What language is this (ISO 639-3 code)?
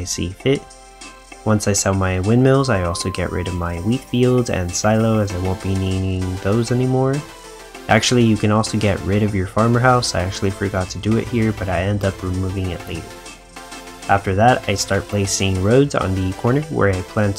eng